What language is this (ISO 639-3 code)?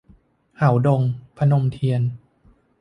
tha